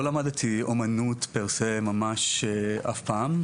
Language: Hebrew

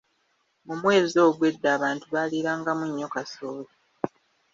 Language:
Ganda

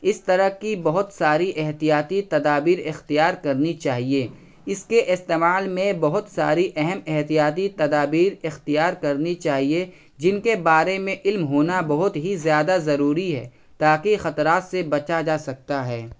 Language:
Urdu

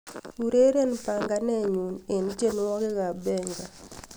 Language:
Kalenjin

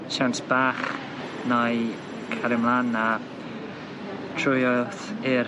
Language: Welsh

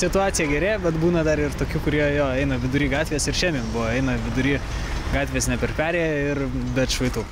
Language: Lithuanian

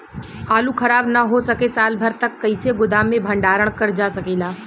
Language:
Bhojpuri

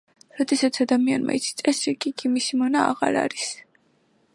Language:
Georgian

